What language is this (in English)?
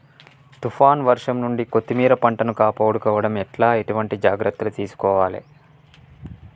Telugu